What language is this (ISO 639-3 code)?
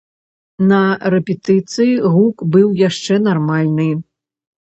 bel